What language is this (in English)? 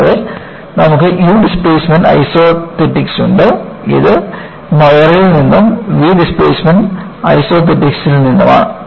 Malayalam